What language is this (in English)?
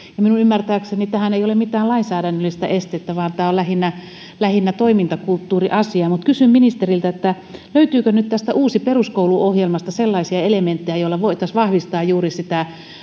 Finnish